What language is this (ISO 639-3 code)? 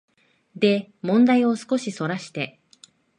jpn